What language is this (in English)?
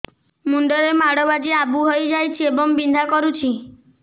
Odia